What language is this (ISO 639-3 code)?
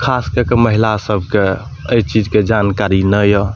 mai